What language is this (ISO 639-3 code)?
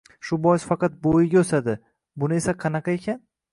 uzb